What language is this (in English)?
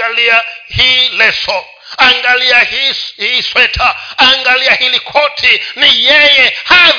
Swahili